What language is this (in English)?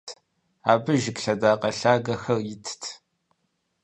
Kabardian